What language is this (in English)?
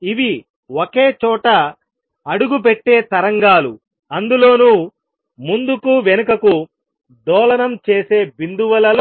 Telugu